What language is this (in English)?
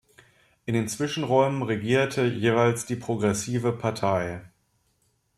German